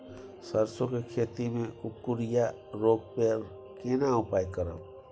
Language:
Maithili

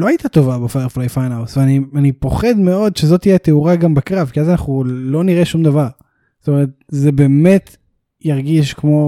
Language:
Hebrew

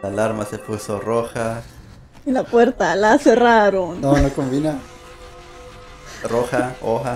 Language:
Spanish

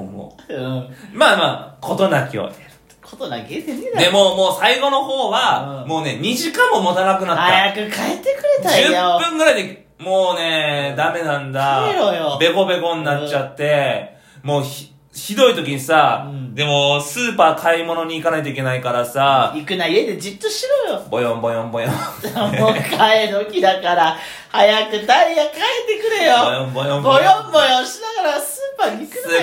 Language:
Japanese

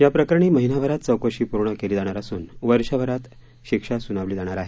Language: Marathi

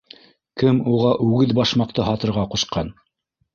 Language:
Bashkir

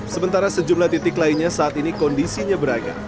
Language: Indonesian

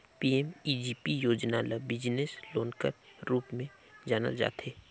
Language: Chhattisgarhi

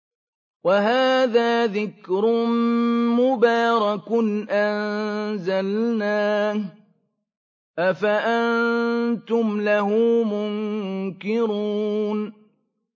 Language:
Arabic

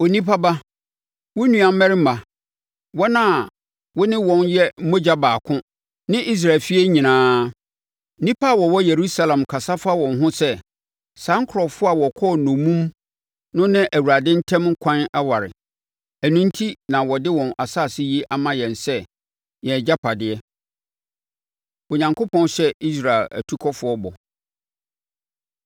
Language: Akan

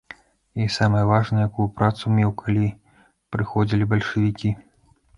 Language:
Belarusian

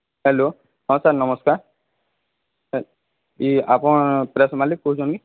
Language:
Odia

